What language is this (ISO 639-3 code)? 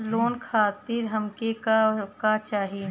bho